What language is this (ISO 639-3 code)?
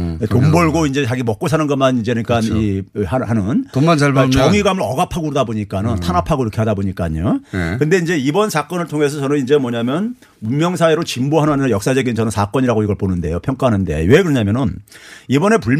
kor